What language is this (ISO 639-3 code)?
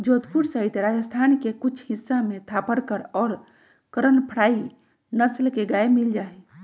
mag